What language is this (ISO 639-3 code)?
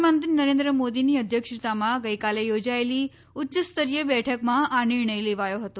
guj